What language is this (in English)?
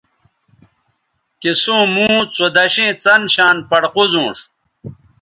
Bateri